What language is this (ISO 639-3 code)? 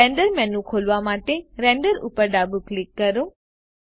guj